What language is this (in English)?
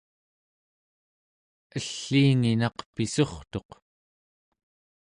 Central Yupik